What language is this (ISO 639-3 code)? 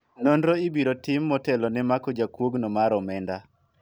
luo